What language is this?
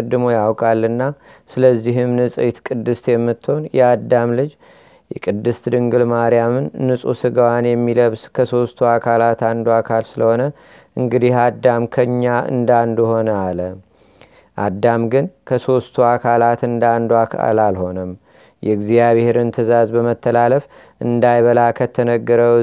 Amharic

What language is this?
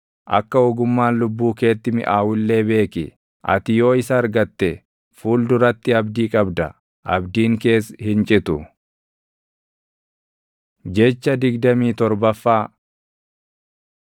Oromo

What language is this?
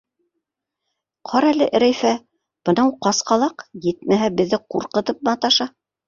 Bashkir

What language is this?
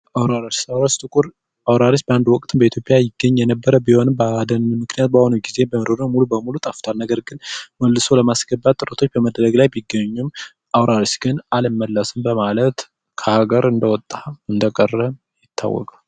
Amharic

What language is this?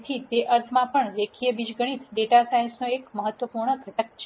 Gujarati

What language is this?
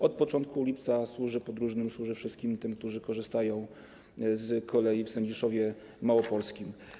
Polish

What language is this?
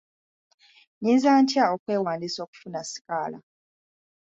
Ganda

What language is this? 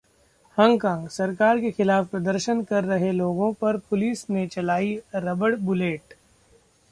Hindi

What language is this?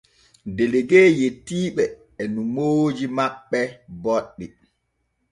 Borgu Fulfulde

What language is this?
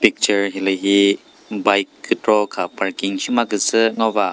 Chokri Naga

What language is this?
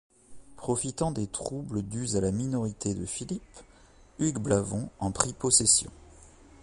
French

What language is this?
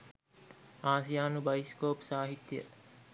Sinhala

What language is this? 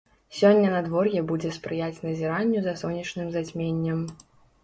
Belarusian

